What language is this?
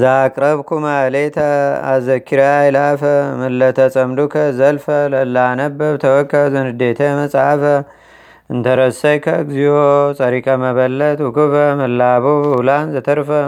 Amharic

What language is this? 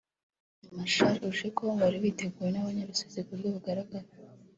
Kinyarwanda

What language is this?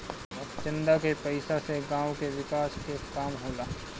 Bhojpuri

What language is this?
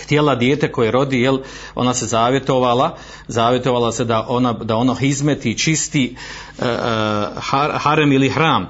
Croatian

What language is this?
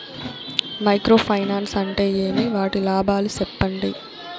Telugu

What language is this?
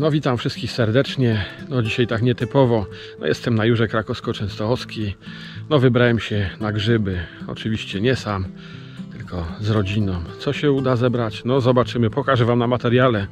Polish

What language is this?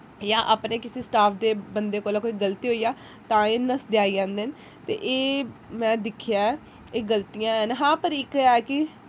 Dogri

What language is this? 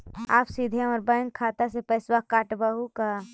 Magahi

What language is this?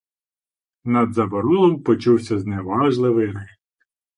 Ukrainian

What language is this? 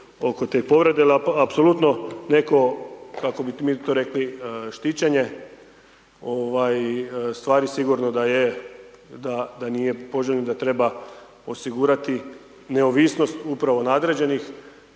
Croatian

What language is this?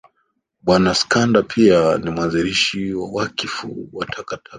Swahili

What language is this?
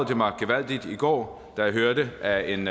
Danish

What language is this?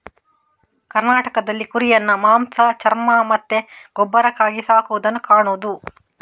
Kannada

